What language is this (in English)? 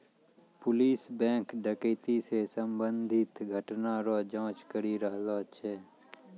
Maithili